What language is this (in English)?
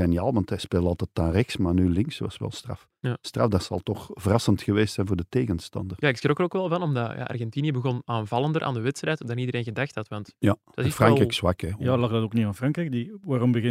Dutch